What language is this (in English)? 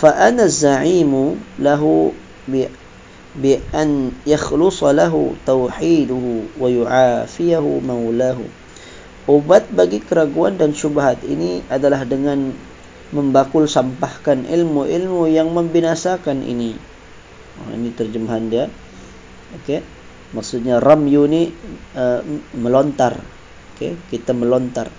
Malay